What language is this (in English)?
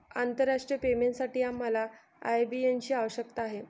Marathi